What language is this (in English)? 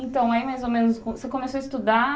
Portuguese